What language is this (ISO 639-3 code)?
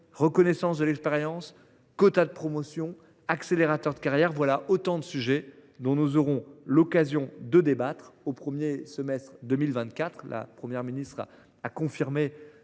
fra